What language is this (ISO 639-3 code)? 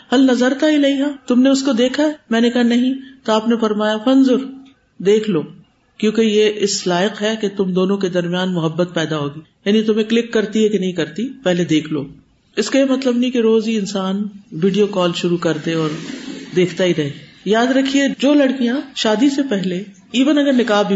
urd